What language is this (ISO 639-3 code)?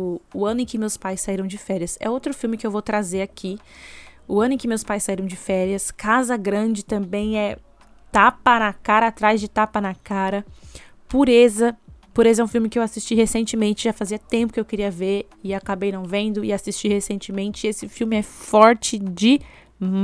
por